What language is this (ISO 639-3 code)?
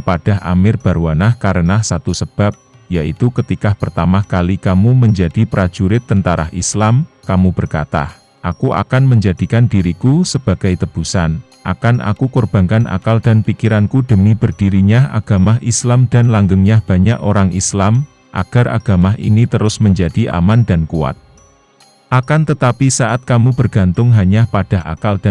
ind